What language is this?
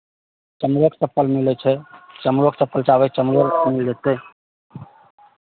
Maithili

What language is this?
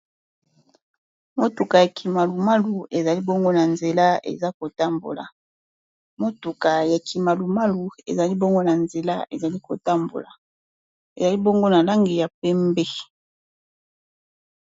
Lingala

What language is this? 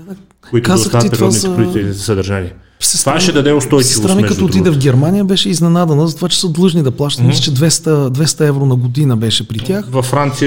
Bulgarian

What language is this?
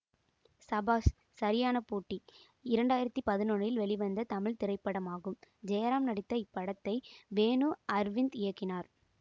Tamil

